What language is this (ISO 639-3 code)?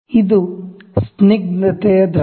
kan